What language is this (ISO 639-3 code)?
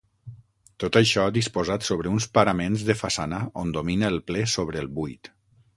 cat